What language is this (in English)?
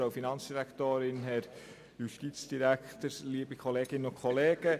Swiss German